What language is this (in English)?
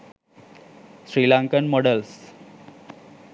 Sinhala